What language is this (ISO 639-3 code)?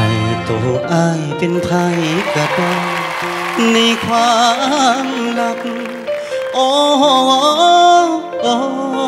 tha